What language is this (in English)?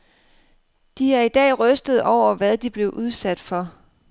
Danish